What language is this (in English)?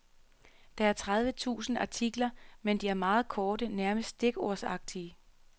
Danish